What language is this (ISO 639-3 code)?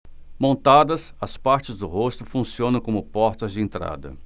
por